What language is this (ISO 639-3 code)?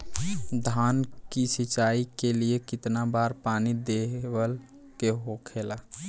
bho